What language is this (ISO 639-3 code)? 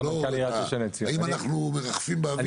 heb